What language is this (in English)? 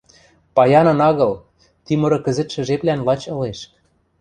Western Mari